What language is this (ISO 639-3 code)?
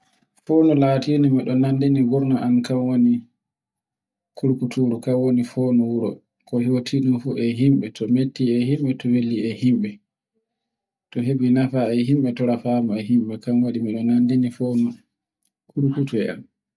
fue